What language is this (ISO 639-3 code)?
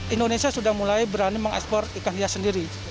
ind